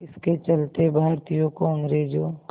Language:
Hindi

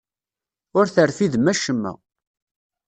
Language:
Kabyle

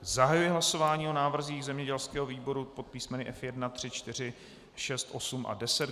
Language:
Czech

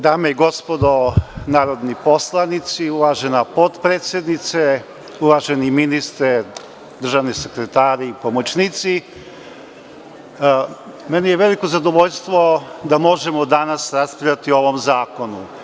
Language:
Serbian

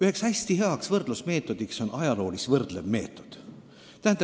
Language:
Estonian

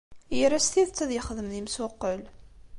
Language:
Kabyle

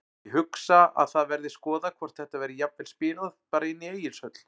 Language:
Icelandic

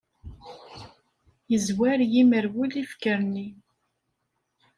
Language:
Kabyle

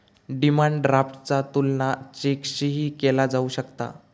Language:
Marathi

